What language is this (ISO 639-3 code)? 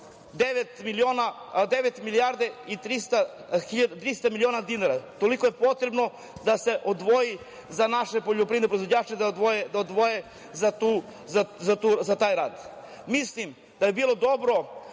srp